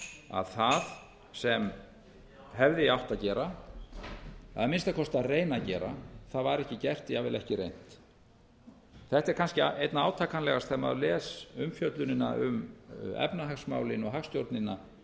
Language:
Icelandic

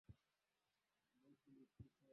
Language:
Swahili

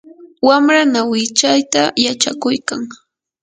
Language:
Yanahuanca Pasco Quechua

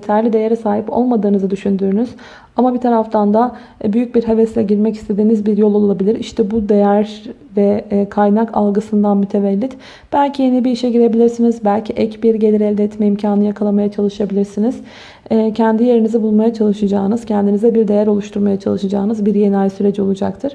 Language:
Turkish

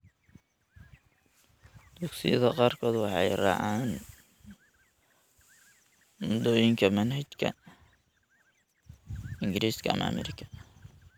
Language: Somali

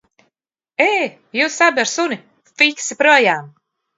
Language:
Latvian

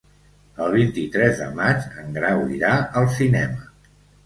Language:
Catalan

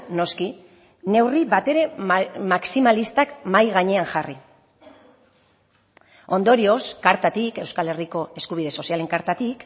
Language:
Basque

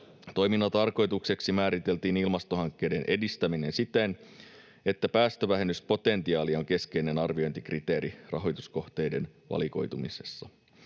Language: Finnish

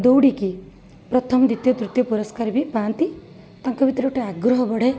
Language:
Odia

